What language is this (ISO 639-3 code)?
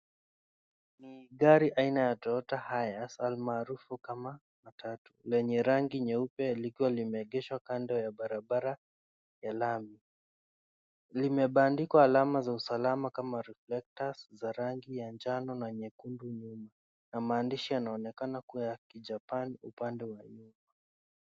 swa